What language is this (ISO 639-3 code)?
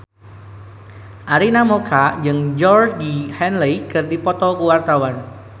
sun